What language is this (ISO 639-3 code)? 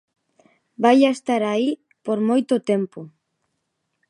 glg